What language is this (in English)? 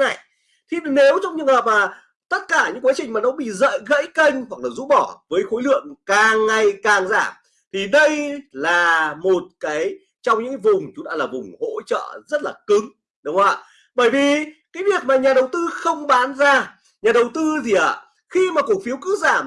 Vietnamese